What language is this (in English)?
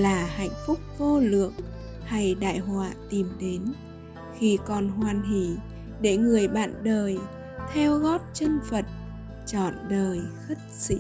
Vietnamese